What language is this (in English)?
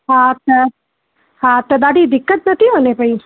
Sindhi